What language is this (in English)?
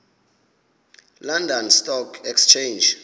Xhosa